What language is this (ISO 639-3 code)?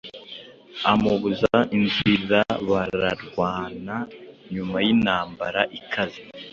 kin